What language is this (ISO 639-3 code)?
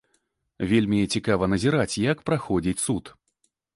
bel